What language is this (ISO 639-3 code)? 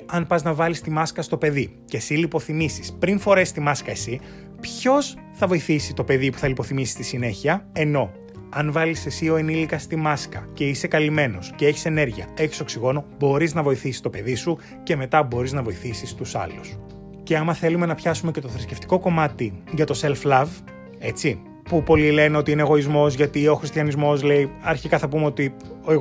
ell